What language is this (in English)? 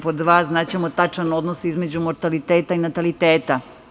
Serbian